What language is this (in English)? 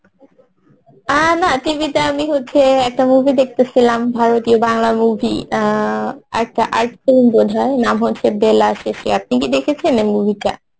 Bangla